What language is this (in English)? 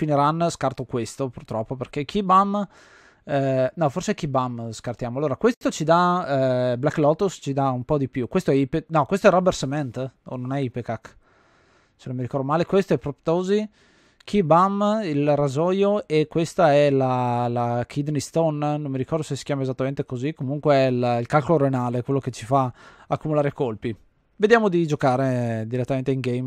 Italian